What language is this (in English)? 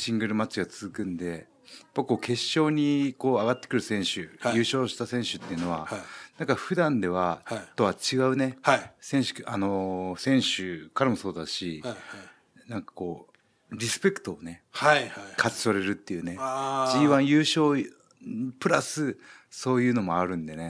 Japanese